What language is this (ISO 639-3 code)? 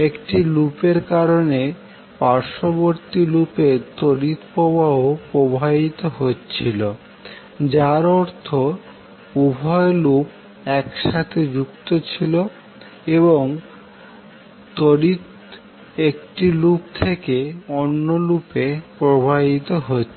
ben